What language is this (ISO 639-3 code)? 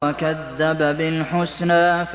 ara